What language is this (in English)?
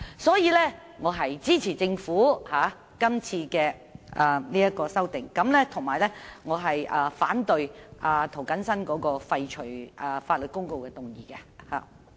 Cantonese